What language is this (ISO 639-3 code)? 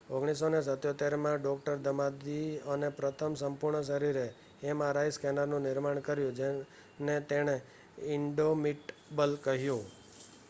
guj